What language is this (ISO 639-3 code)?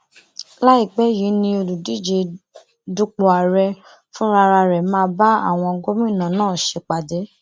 yor